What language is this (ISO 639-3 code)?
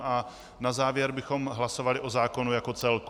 ces